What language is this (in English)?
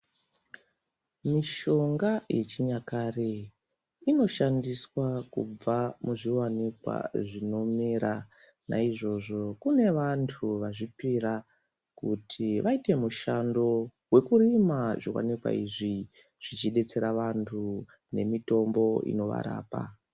Ndau